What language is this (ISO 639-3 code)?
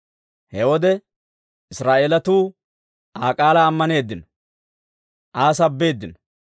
dwr